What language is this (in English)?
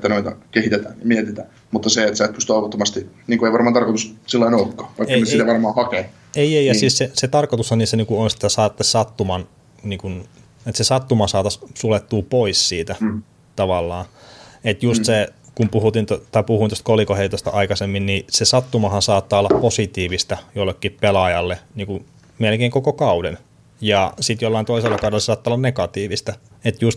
Finnish